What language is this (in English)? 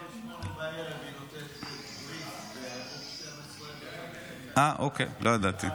Hebrew